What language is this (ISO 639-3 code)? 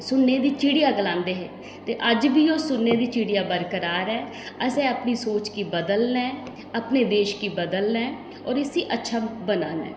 doi